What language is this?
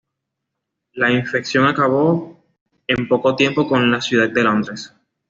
Spanish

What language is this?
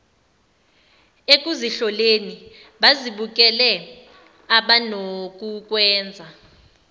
Zulu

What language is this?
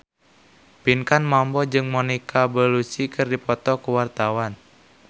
Sundanese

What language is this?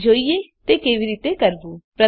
Gujarati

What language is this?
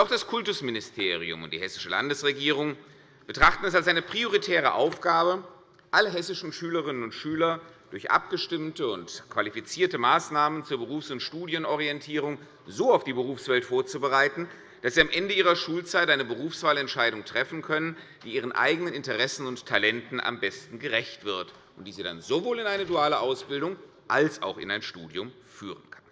German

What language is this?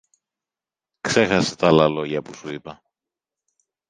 Greek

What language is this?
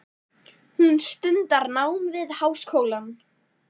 Icelandic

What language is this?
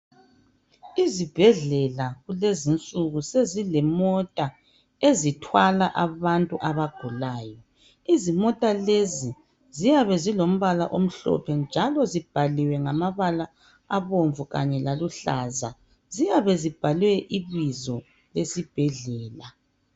North Ndebele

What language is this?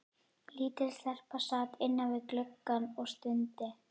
Icelandic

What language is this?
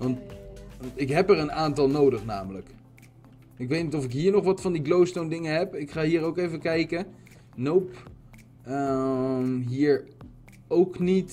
Dutch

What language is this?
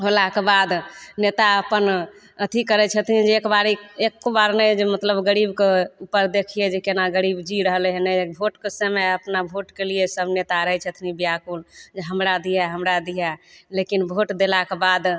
Maithili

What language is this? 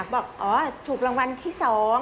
Thai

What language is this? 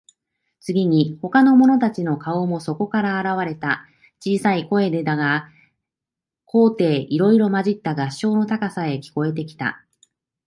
Japanese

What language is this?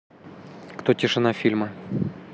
Russian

